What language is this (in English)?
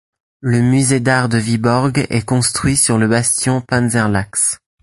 French